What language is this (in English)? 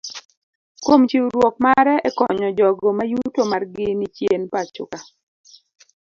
Luo (Kenya and Tanzania)